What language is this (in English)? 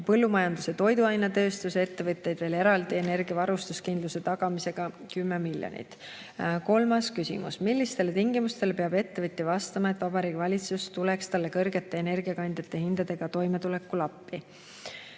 Estonian